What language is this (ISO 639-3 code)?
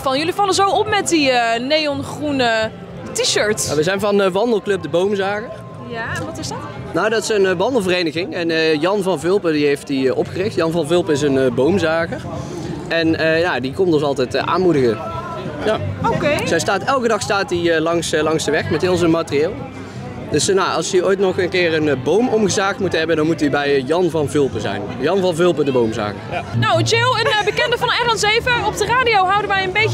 nld